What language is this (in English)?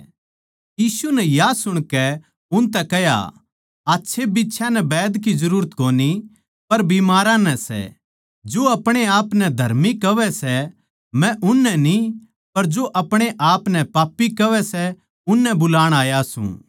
Haryanvi